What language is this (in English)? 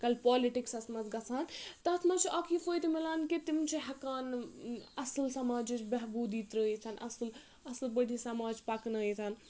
Kashmiri